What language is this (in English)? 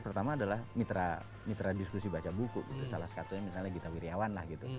Indonesian